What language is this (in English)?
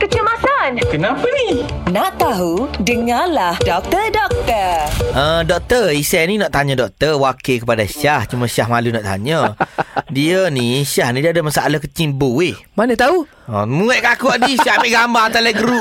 Malay